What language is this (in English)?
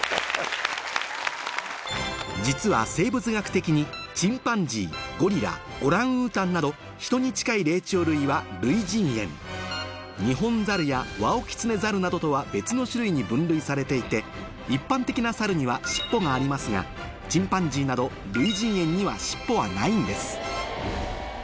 Japanese